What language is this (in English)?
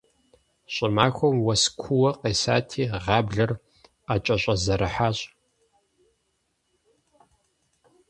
Kabardian